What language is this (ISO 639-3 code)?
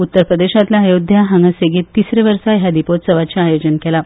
kok